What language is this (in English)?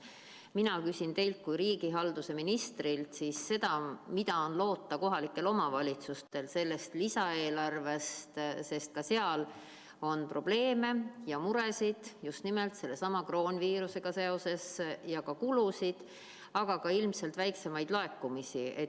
Estonian